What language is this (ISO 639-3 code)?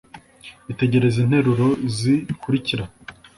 kin